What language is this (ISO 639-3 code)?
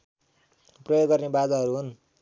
nep